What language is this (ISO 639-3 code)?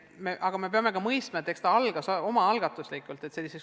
est